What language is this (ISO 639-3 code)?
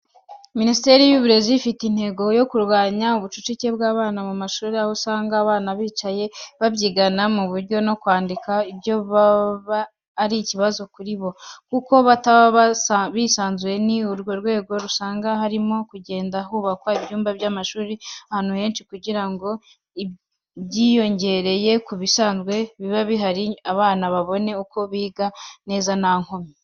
kin